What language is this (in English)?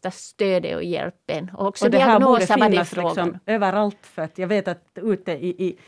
Swedish